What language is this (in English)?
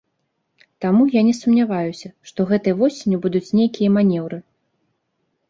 Belarusian